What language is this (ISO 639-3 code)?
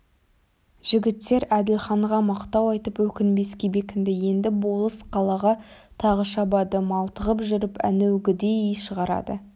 kaz